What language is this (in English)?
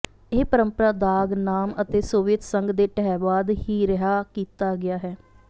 Punjabi